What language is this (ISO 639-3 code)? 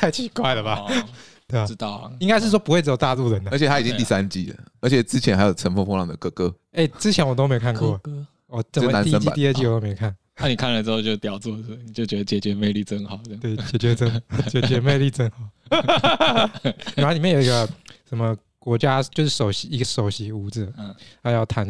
zho